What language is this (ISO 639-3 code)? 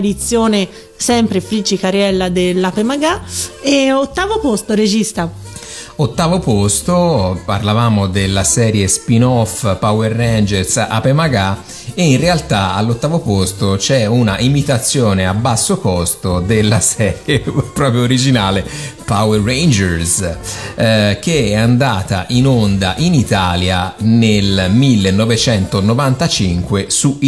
ita